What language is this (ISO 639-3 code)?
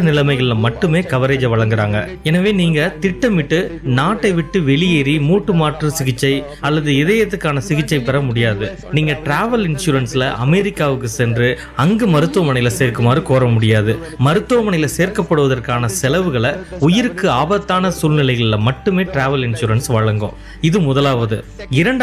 tam